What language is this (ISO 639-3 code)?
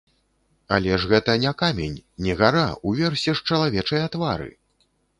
bel